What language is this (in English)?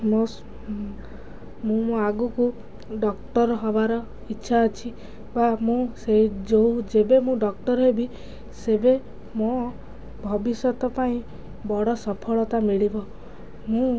Odia